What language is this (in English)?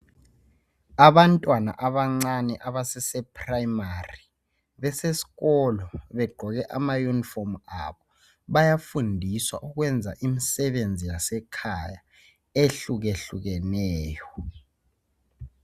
North Ndebele